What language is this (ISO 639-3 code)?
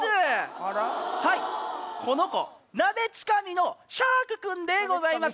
jpn